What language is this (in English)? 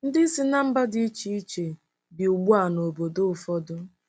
Igbo